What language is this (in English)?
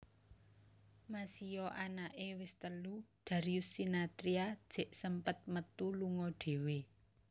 Javanese